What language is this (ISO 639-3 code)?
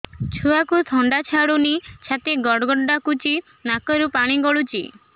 ori